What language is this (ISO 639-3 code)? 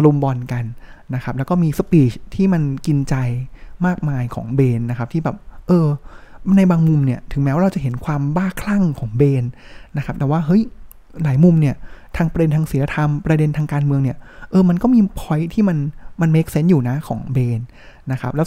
tha